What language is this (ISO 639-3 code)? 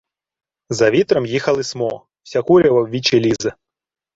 ukr